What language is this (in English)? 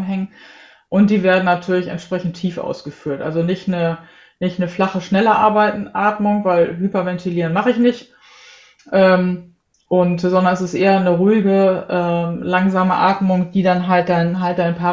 German